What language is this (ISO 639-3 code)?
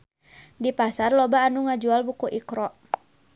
sun